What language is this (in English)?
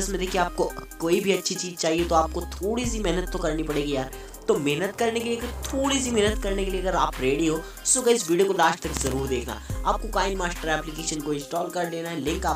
Hindi